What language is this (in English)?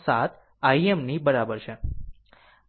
Gujarati